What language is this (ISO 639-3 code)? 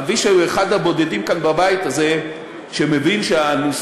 heb